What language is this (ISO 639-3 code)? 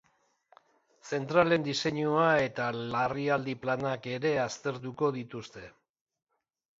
eus